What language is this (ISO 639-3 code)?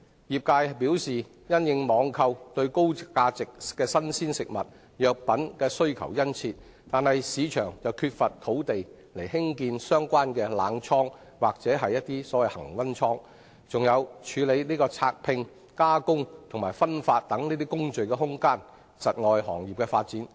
yue